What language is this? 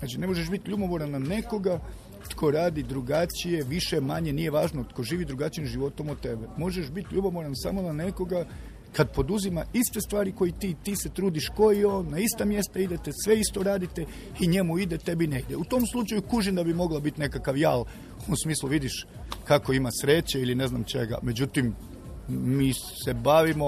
Croatian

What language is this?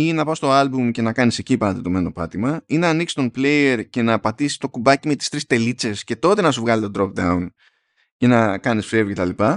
Greek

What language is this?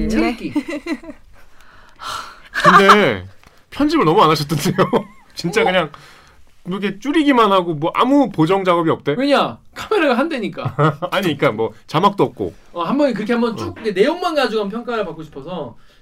Korean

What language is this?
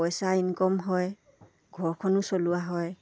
Assamese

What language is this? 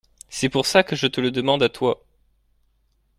French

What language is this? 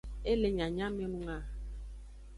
Aja (Benin)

